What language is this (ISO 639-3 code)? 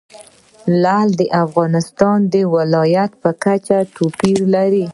pus